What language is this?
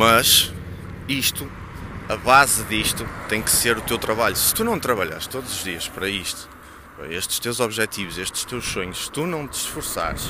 Portuguese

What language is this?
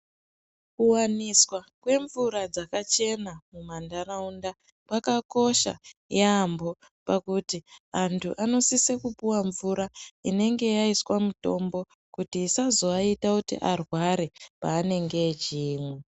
Ndau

